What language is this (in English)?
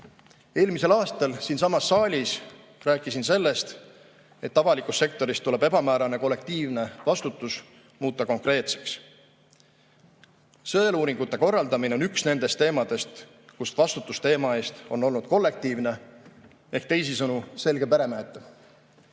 Estonian